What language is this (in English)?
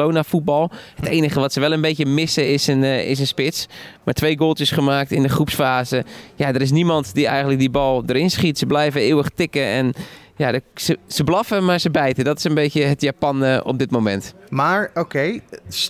Dutch